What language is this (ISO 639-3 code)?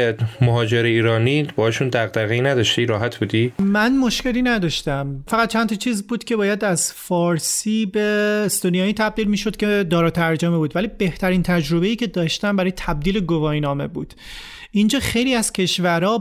fas